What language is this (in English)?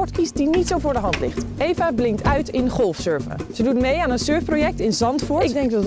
Dutch